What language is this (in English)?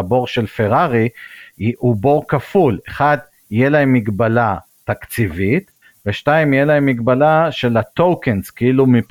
Hebrew